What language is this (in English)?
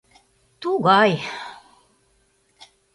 Mari